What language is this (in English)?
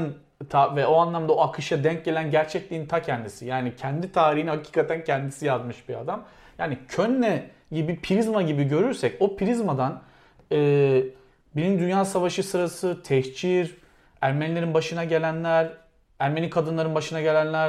Turkish